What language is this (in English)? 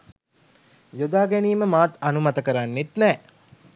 Sinhala